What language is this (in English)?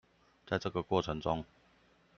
Chinese